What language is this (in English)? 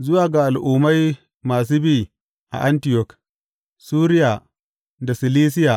Hausa